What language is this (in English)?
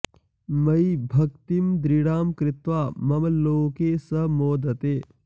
Sanskrit